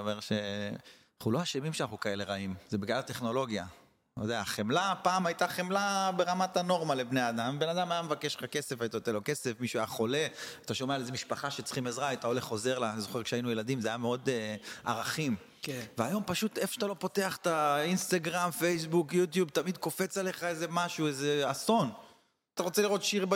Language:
Hebrew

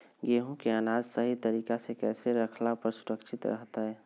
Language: Magahi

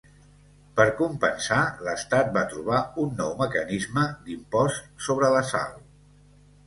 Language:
Catalan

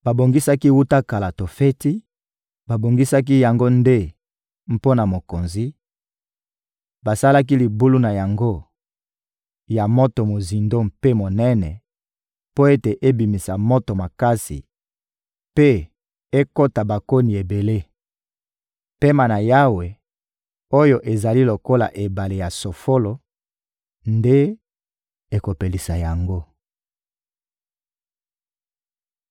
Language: Lingala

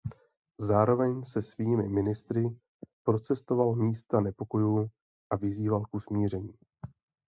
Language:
Czech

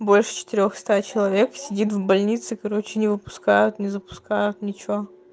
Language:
Russian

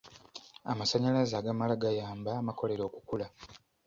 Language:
Ganda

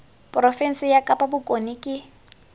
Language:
Tswana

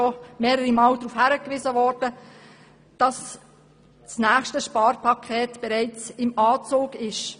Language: Swiss German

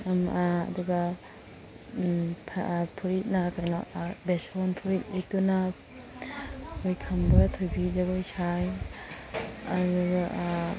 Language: Manipuri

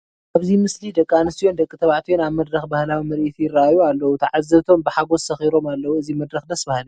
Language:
Tigrinya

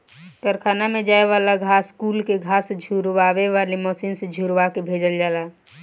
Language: Bhojpuri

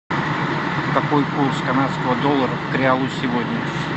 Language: Russian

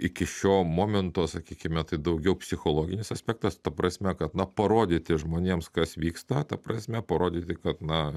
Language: Lithuanian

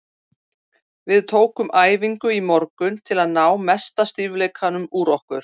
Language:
Icelandic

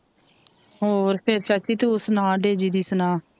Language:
Punjabi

